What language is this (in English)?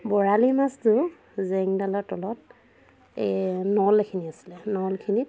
Assamese